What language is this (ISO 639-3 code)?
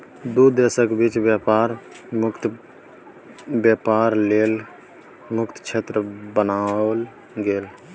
mai